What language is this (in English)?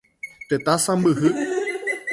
Guarani